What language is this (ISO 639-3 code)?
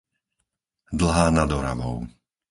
slk